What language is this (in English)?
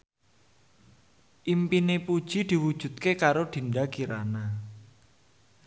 Javanese